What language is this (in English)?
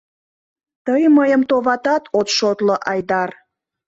Mari